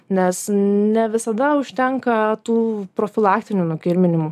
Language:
Lithuanian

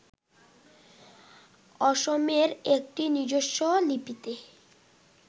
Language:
Bangla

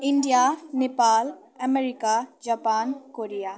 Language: Nepali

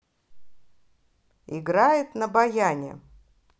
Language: Russian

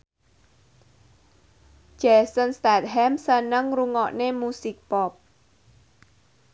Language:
Javanese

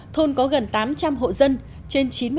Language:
Vietnamese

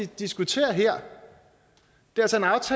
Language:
Danish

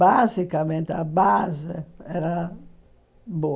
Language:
Portuguese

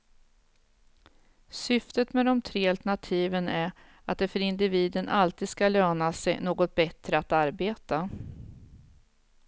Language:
Swedish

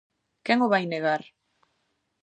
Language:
Galician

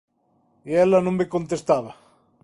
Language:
Galician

